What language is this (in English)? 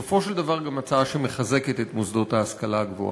Hebrew